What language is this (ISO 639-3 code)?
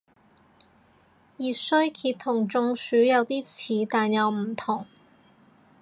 yue